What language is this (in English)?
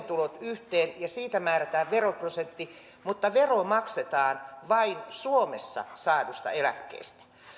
Finnish